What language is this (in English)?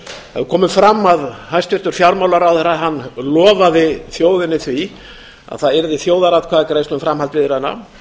Icelandic